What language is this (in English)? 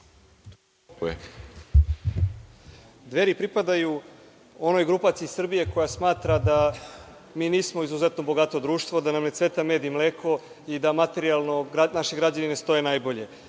Serbian